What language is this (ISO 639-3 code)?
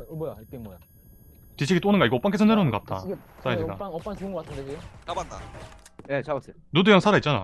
kor